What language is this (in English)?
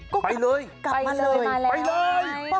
Thai